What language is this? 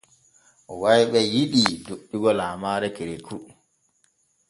Borgu Fulfulde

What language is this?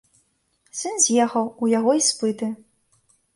Belarusian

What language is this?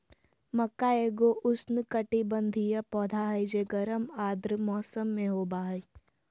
Magahi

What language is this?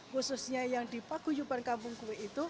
Indonesian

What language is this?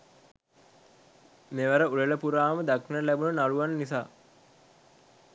Sinhala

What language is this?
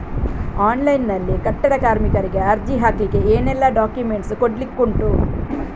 Kannada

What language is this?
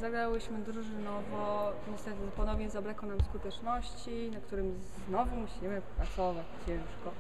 Polish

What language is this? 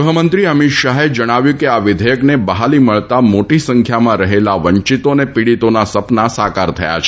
Gujarati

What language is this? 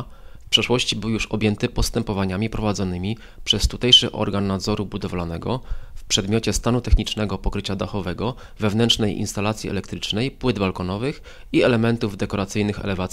Polish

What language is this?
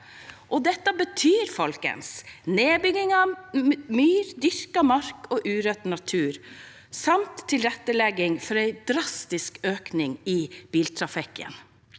Norwegian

